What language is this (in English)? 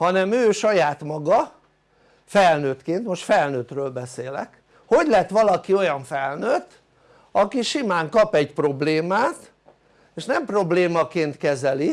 Hungarian